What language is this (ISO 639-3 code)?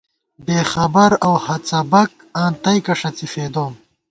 gwt